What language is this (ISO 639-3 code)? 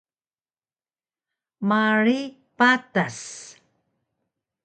trv